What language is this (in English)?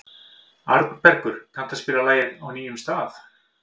Icelandic